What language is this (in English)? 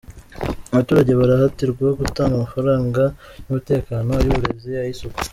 Kinyarwanda